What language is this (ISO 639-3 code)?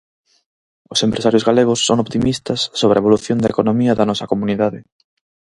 glg